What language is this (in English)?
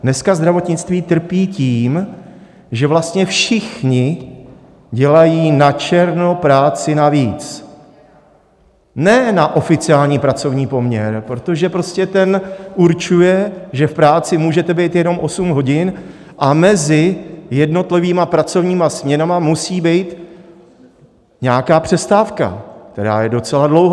Czech